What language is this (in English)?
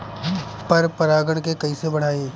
Bhojpuri